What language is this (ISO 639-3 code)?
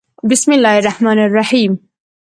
pus